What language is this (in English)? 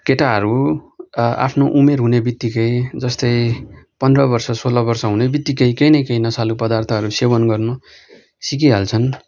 Nepali